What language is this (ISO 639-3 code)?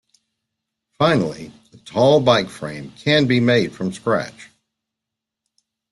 eng